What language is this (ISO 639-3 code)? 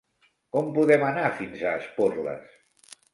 cat